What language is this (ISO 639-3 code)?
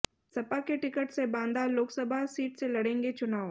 hin